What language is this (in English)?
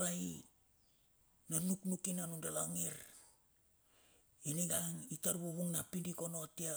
Bilur